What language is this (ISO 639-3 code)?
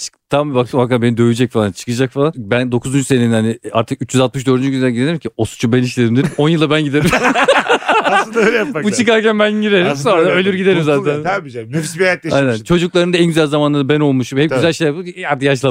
tur